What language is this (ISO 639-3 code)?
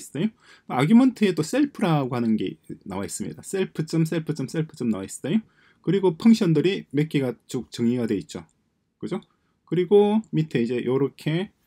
kor